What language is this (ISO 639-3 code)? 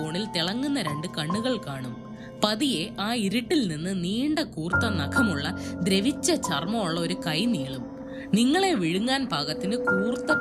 mal